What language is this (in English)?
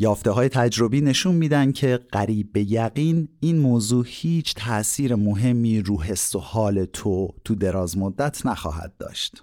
Persian